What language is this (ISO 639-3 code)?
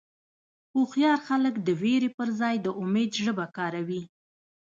pus